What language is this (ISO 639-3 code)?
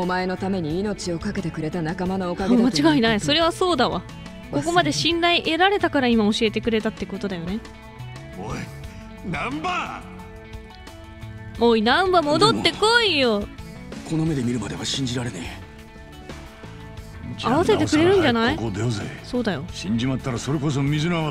jpn